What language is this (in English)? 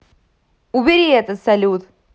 Russian